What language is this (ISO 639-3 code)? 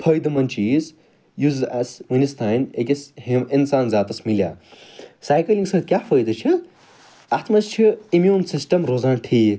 kas